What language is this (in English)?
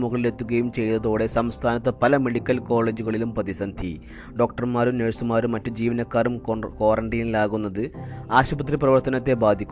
Malayalam